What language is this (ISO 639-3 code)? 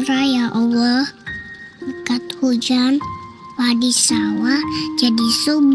ind